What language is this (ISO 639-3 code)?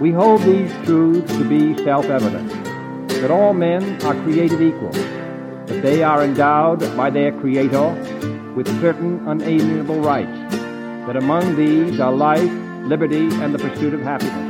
swe